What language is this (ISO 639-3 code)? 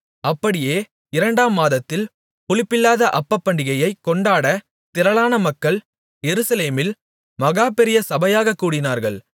tam